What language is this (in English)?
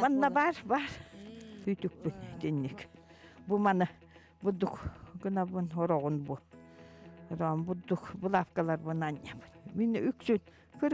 Turkish